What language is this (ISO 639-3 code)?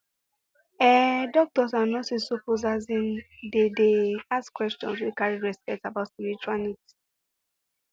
pcm